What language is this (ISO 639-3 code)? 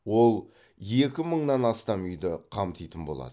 kaz